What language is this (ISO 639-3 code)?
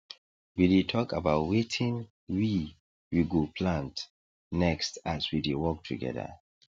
pcm